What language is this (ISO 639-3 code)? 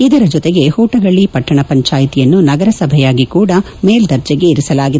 kan